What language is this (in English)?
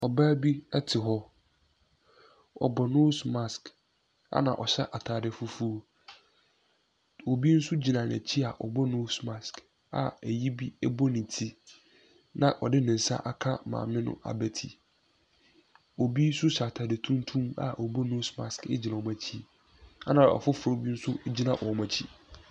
Akan